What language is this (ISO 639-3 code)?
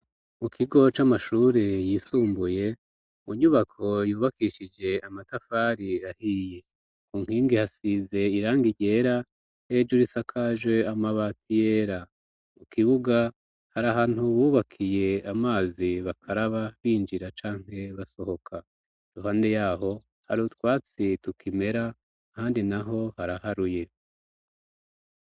run